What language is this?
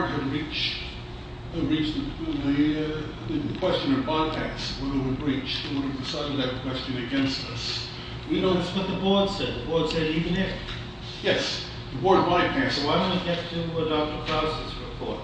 English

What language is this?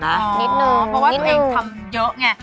Thai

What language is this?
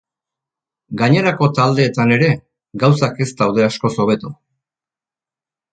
Basque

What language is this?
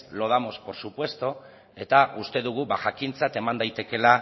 Basque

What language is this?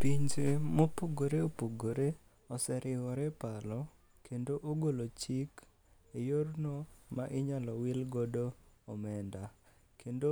Luo (Kenya and Tanzania)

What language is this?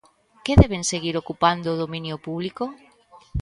Galician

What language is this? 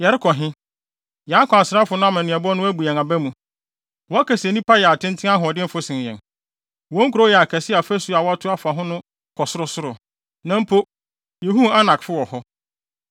Akan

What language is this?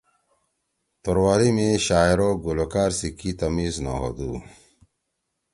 Torwali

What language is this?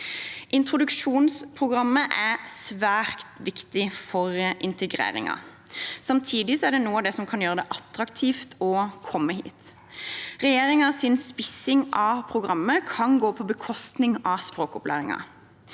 Norwegian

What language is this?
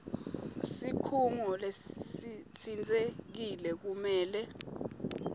Swati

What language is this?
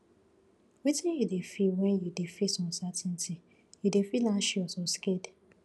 Nigerian Pidgin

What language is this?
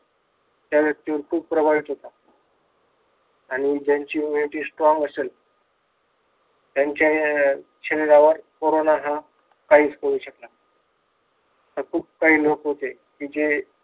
Marathi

